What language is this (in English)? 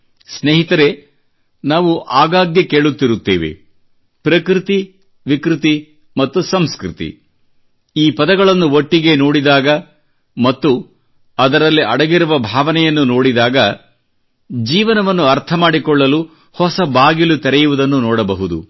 Kannada